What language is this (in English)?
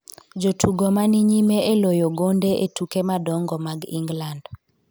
Luo (Kenya and Tanzania)